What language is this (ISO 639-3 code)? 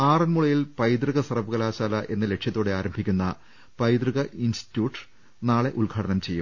mal